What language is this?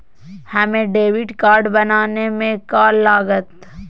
Magahi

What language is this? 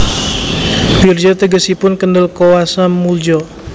Javanese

